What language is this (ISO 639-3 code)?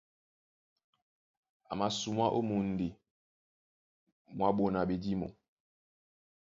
dua